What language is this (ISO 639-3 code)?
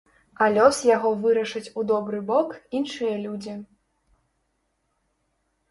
bel